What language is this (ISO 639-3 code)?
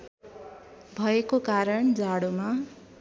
nep